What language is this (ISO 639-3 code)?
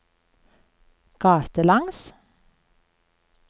nor